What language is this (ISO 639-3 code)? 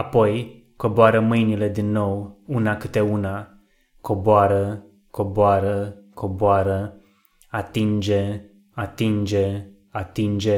ron